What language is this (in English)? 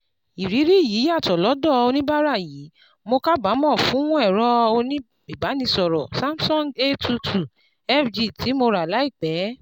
Yoruba